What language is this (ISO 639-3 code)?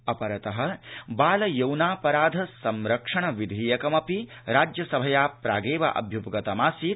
san